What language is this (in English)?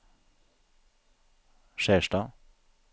Norwegian